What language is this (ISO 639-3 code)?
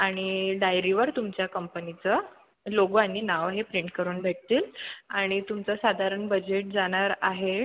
mar